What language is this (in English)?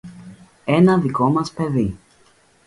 Greek